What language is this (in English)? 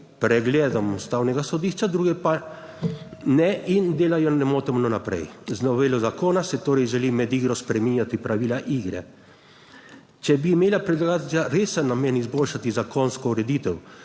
Slovenian